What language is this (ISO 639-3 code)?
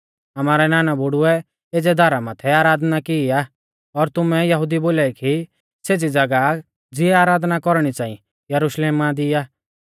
bfz